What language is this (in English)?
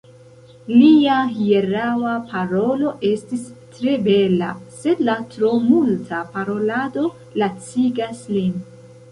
Esperanto